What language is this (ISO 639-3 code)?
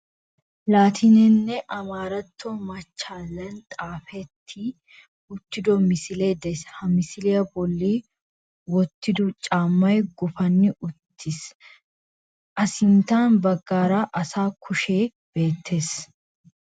wal